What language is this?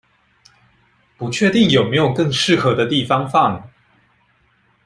Chinese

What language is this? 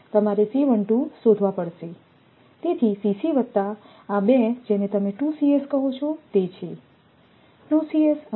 Gujarati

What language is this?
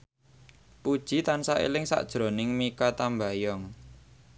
Javanese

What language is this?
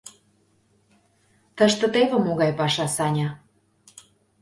Mari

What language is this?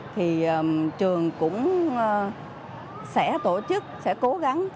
Vietnamese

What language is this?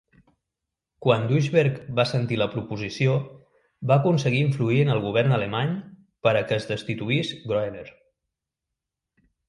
Catalan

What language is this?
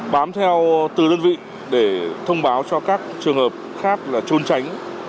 Vietnamese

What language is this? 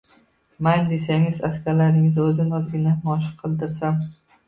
Uzbek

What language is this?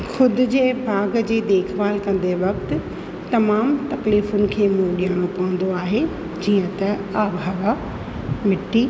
Sindhi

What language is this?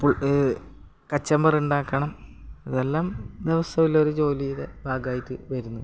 Malayalam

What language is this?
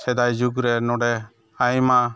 Santali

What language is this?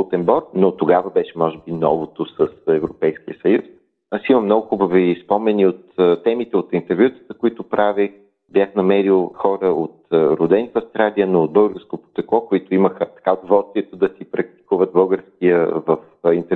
Bulgarian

